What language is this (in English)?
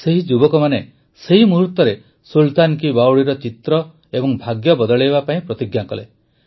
Odia